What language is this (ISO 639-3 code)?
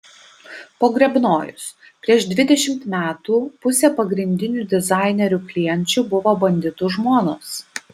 lit